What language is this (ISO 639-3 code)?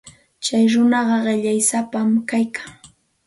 qxt